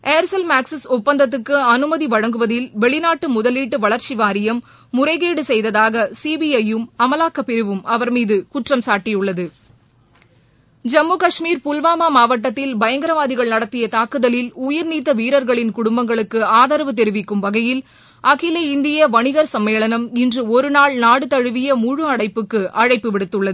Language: Tamil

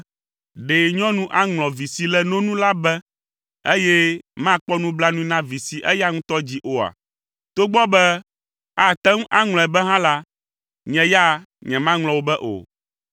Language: Ewe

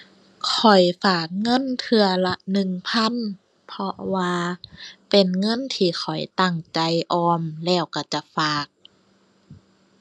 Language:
Thai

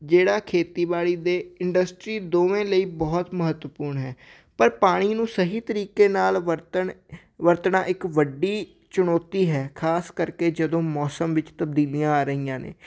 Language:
Punjabi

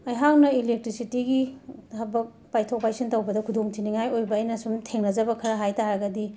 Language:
Manipuri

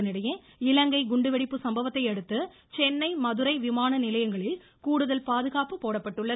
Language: Tamil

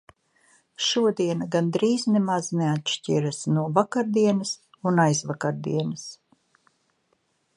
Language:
Latvian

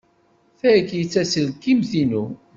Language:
Kabyle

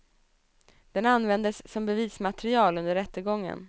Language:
Swedish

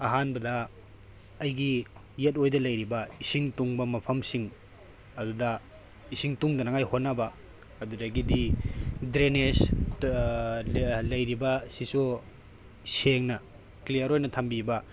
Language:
Manipuri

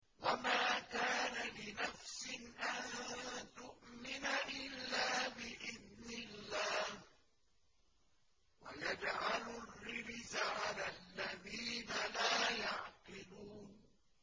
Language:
Arabic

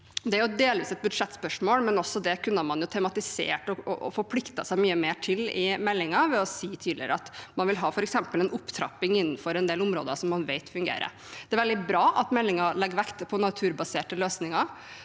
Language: Norwegian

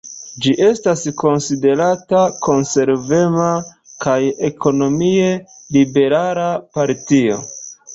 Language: Esperanto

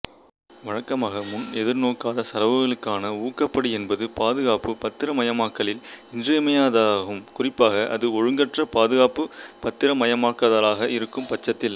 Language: Tamil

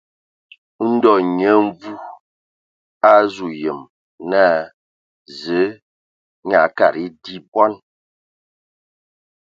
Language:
Ewondo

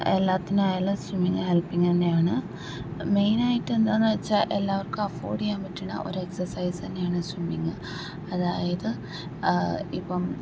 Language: Malayalam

